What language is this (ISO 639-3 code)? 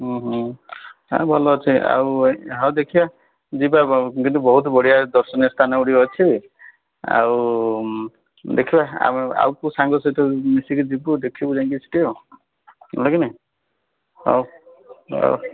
ori